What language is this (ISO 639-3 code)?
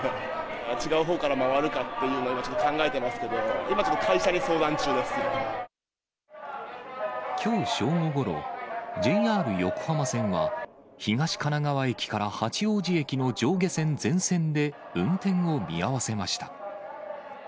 jpn